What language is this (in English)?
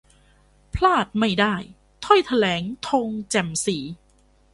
Thai